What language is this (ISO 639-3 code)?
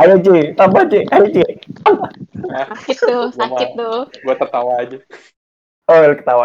ind